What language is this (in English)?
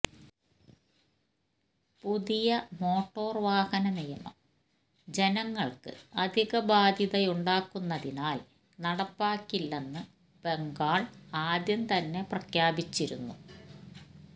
Malayalam